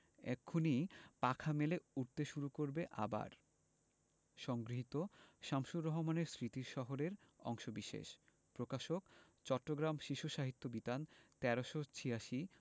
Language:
Bangla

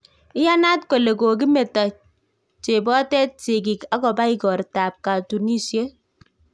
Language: Kalenjin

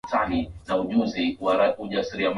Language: Swahili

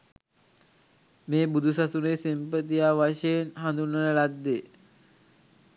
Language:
Sinhala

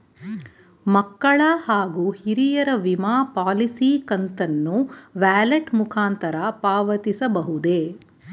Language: Kannada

